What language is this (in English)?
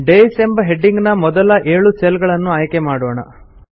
Kannada